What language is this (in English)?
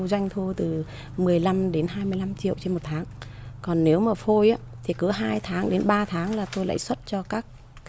Vietnamese